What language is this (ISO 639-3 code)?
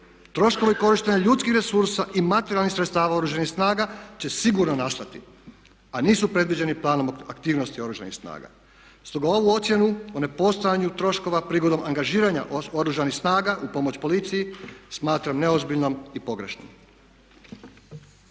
hrv